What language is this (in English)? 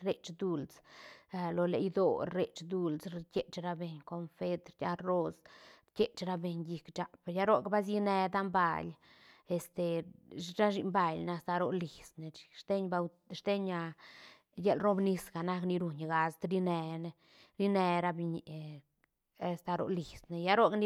Santa Catarina Albarradas Zapotec